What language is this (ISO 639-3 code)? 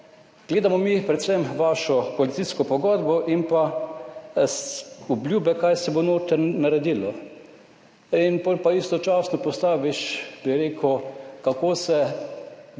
slv